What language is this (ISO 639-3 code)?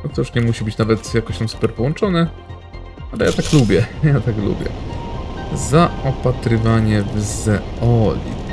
pol